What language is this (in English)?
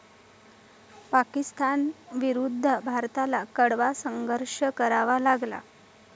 Marathi